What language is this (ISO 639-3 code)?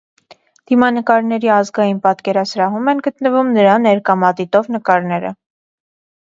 hye